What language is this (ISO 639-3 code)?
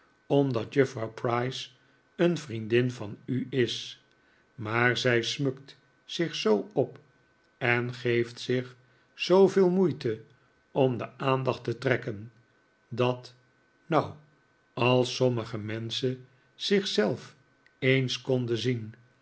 nld